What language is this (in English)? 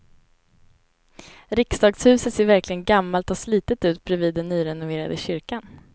Swedish